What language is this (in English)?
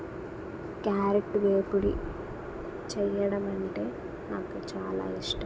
Telugu